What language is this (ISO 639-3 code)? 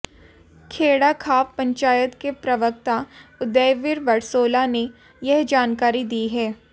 hin